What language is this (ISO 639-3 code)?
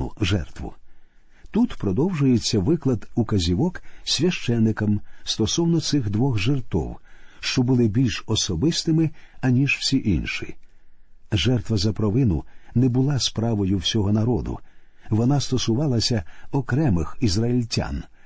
ukr